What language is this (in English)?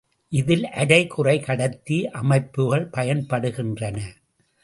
Tamil